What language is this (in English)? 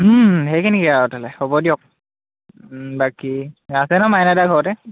Assamese